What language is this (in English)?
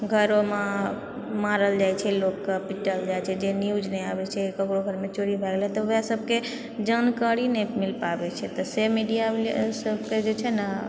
Maithili